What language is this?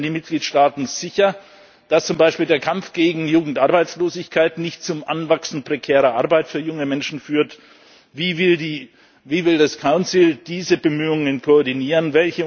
German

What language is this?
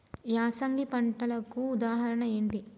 Telugu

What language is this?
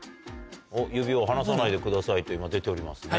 Japanese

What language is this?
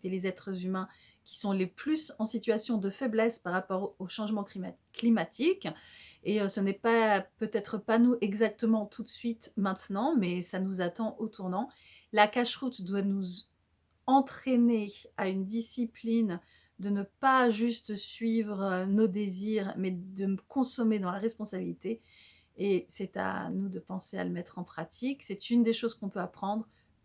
French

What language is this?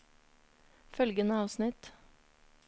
Norwegian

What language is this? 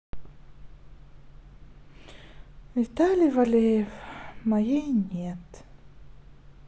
Russian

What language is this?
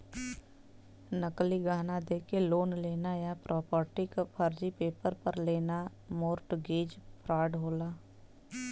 Bhojpuri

